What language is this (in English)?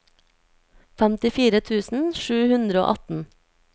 Norwegian